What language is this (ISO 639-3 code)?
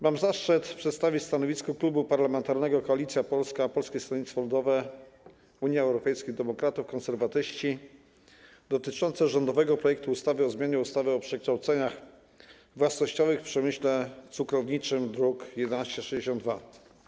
pol